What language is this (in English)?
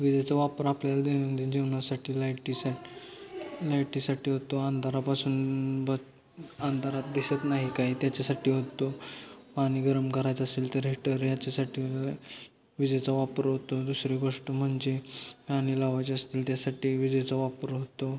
Marathi